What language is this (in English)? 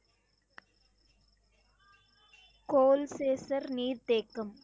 Tamil